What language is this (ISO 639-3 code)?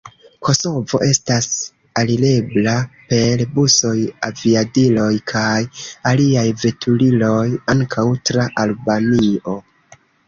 epo